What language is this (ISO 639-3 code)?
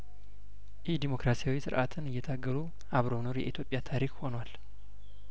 amh